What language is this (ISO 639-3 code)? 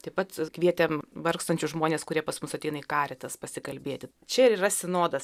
lit